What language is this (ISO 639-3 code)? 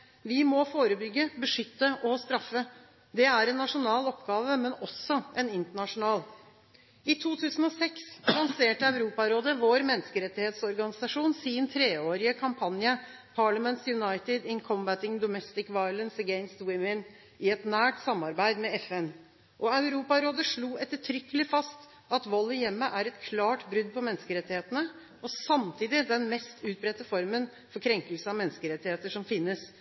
nob